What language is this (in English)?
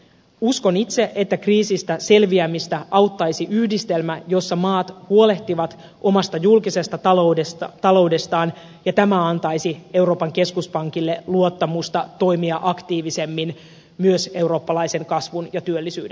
Finnish